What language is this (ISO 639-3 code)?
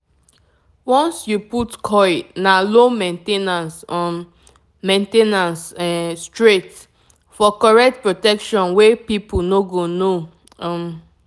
pcm